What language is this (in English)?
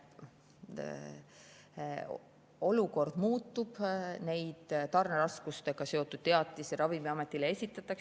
Estonian